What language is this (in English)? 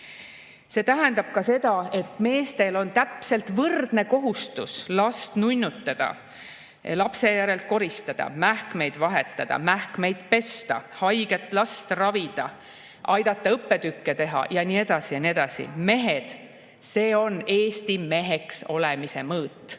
Estonian